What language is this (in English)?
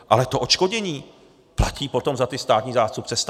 Czech